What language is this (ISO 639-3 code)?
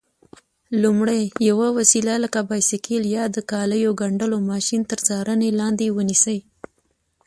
pus